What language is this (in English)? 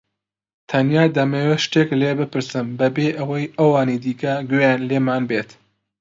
Central Kurdish